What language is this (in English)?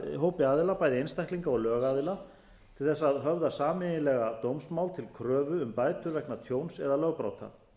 Icelandic